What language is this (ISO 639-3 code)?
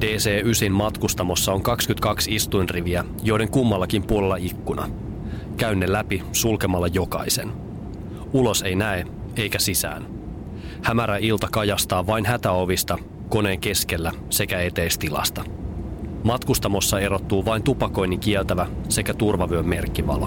fin